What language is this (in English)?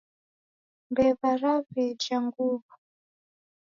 Taita